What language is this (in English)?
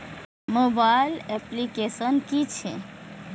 Maithili